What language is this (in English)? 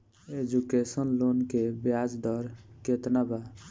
Bhojpuri